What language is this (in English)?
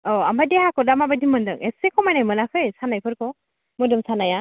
Bodo